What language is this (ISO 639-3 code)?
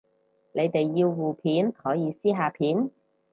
yue